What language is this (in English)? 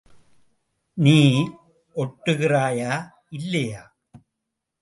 Tamil